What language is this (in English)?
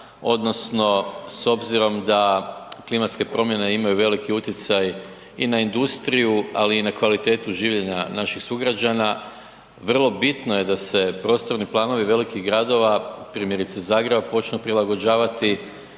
Croatian